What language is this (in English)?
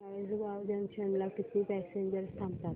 Marathi